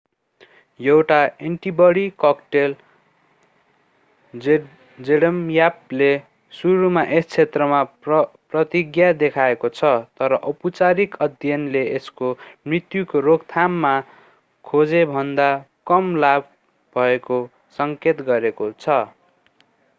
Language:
Nepali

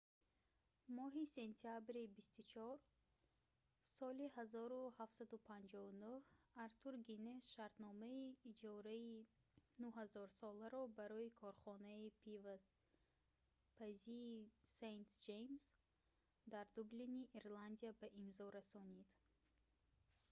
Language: Tajik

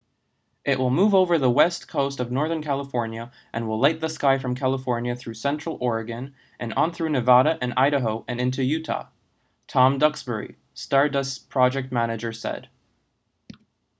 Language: English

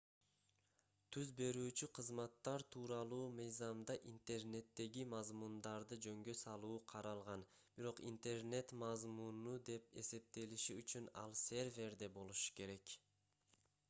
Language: Kyrgyz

